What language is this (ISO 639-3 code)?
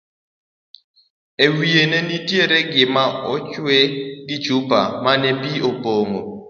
luo